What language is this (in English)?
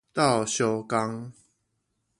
Min Nan Chinese